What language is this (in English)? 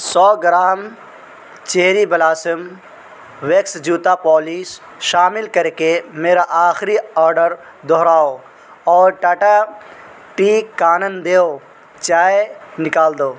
Urdu